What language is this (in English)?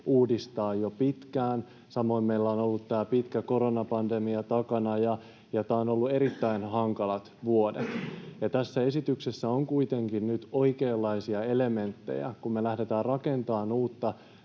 Finnish